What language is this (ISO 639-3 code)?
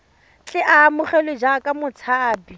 tsn